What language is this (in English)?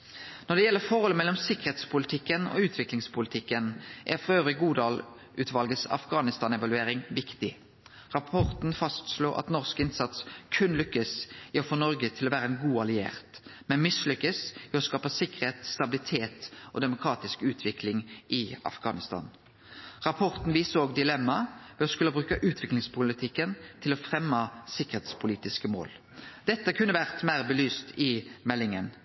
Norwegian Nynorsk